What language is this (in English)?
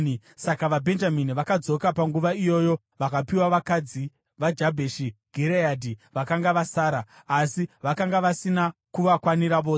Shona